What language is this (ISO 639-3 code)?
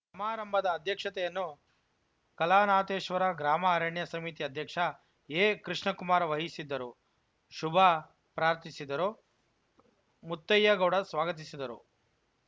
kan